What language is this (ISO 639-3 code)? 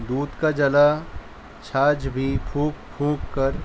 urd